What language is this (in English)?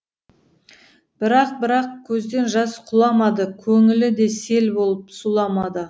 Kazakh